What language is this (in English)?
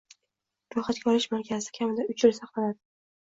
Uzbek